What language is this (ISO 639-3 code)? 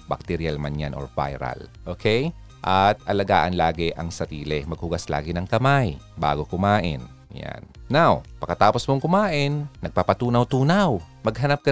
fil